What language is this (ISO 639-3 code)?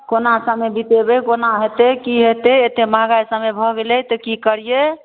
mai